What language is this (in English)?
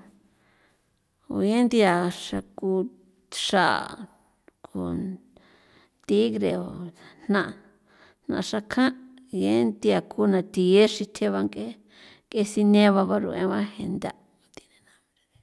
San Felipe Otlaltepec Popoloca